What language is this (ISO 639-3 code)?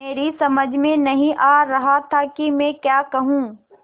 hin